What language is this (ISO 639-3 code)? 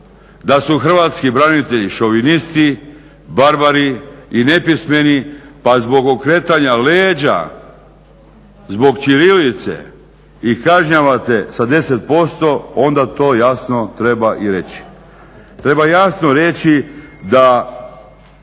hrv